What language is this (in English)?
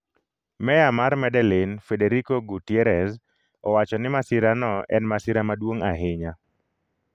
Luo (Kenya and Tanzania)